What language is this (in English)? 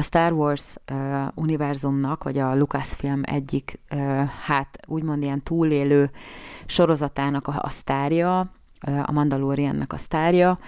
Hungarian